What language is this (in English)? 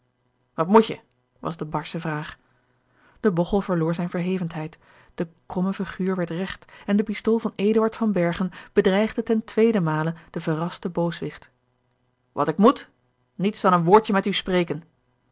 Dutch